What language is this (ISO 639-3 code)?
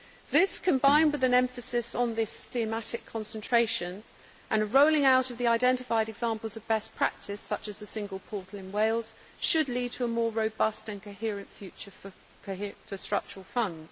eng